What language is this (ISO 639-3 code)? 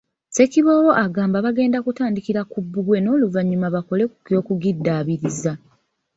lug